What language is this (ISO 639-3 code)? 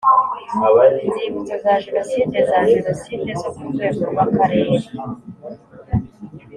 kin